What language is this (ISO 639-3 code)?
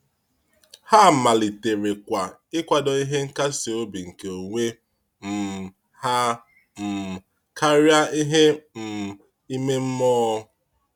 ibo